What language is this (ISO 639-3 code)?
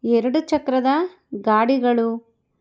kan